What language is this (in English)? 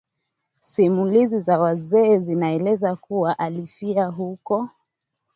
Swahili